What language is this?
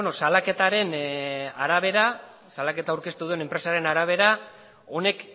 Basque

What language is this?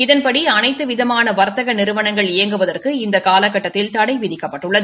Tamil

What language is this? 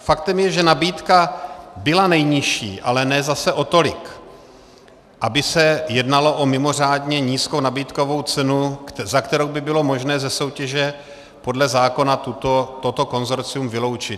Czech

